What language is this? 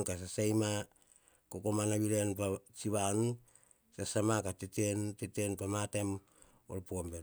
Hahon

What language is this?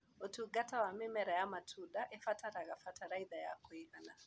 Kikuyu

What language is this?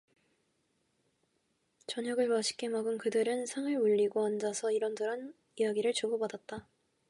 Korean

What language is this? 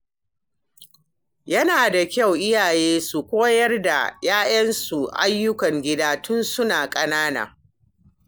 Hausa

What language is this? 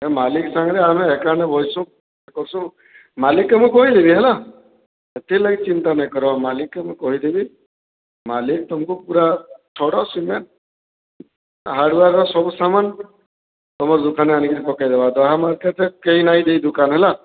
Odia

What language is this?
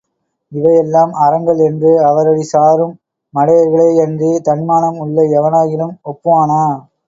Tamil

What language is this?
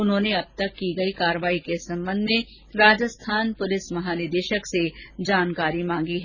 Hindi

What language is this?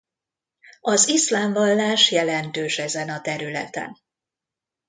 Hungarian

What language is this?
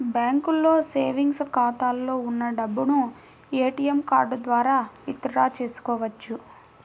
Telugu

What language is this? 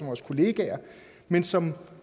Danish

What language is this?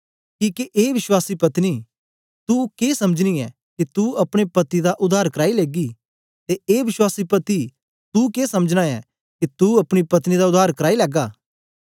Dogri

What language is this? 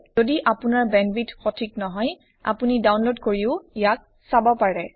Assamese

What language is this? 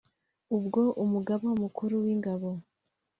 Kinyarwanda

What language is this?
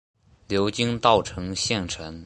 Chinese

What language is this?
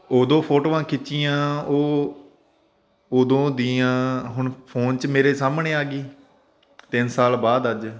Punjabi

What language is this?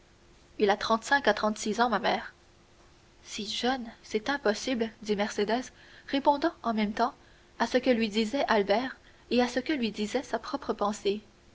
French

